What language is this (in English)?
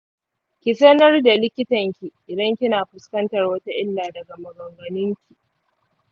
Hausa